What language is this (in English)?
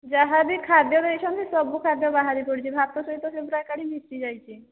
Odia